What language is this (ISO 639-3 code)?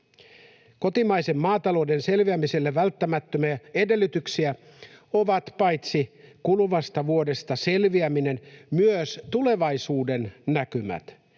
fin